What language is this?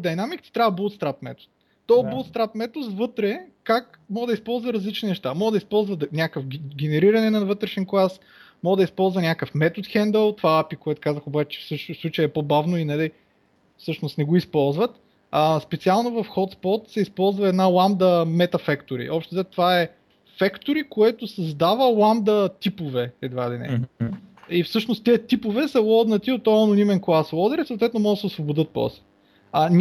Bulgarian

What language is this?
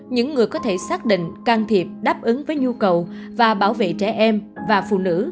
Vietnamese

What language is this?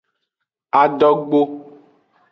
Aja (Benin)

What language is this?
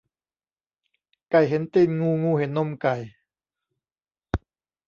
Thai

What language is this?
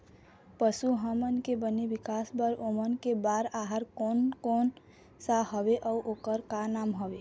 Chhattisgarhi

